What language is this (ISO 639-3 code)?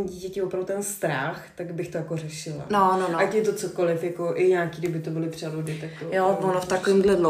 ces